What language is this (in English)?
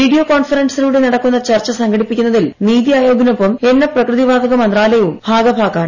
Malayalam